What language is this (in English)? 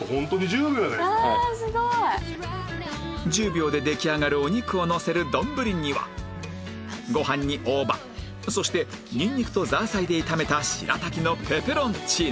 Japanese